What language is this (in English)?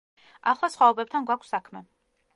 Georgian